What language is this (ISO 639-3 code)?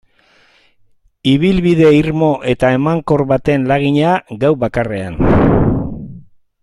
eus